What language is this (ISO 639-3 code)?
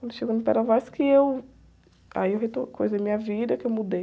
por